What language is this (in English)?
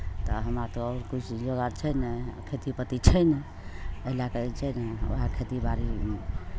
Maithili